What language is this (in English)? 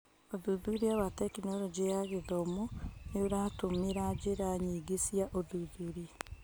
Kikuyu